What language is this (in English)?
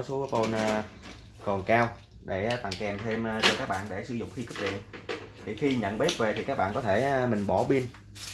Vietnamese